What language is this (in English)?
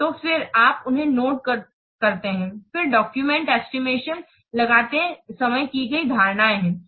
Hindi